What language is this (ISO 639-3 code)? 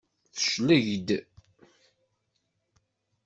kab